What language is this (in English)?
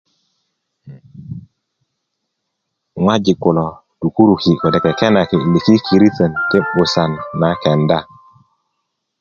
Kuku